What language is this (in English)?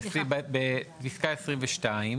Hebrew